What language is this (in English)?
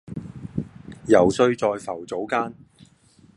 Cantonese